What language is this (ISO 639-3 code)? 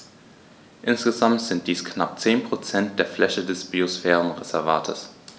deu